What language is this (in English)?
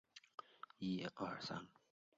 Chinese